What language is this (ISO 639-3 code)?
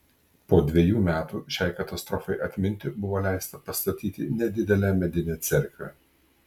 lit